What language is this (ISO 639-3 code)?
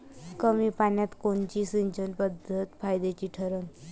mar